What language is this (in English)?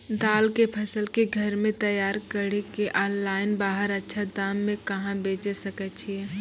Maithili